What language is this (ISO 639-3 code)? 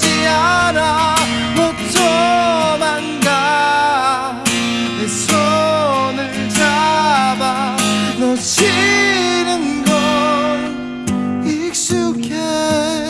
kor